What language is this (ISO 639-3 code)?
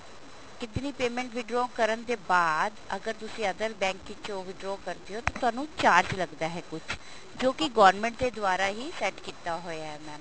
pan